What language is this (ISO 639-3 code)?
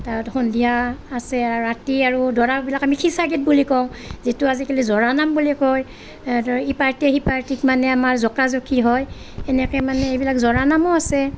asm